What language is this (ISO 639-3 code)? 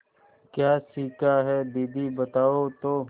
hin